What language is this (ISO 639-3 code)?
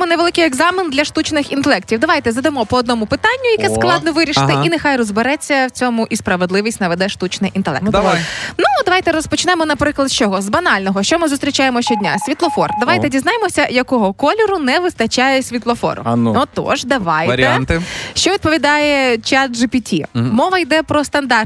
ukr